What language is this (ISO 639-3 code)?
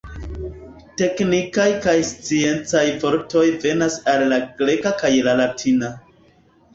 epo